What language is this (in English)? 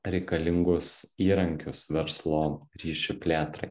Lithuanian